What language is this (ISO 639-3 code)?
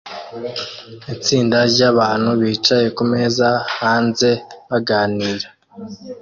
kin